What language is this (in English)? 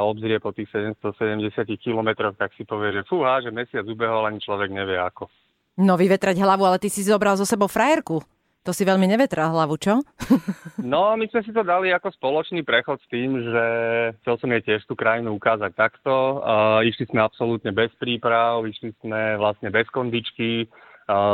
Slovak